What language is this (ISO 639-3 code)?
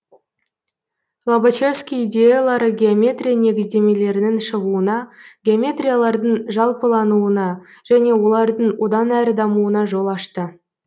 kaz